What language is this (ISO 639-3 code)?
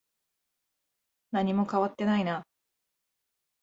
jpn